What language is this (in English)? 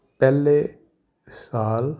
Punjabi